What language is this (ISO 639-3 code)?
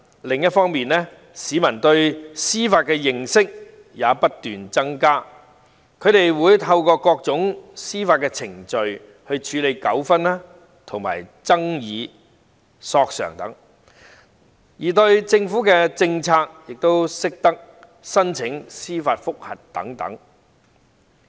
yue